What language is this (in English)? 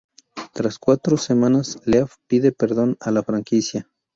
Spanish